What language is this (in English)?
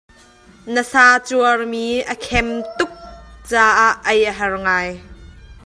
Hakha Chin